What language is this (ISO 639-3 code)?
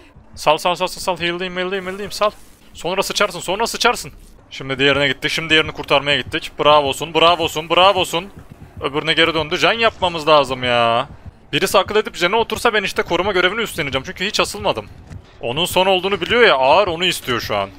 tur